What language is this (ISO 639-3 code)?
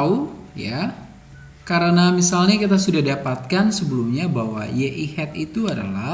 ind